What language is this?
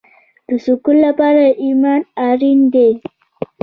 Pashto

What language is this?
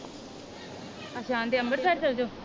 Punjabi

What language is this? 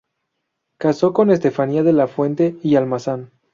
Spanish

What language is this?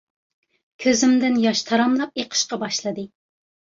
Uyghur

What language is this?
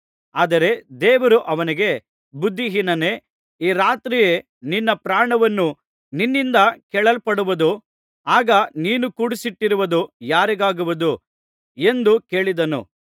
Kannada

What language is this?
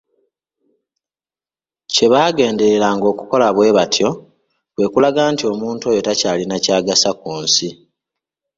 Ganda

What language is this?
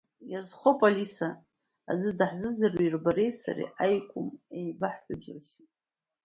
Abkhazian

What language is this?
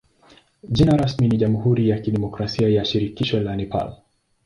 Swahili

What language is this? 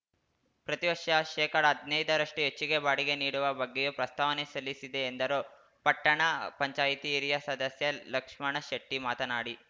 Kannada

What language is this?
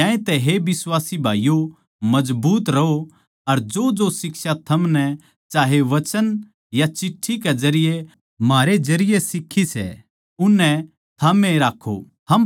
Haryanvi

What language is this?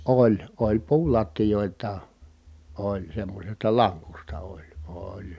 Finnish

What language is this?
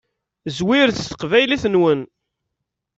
Kabyle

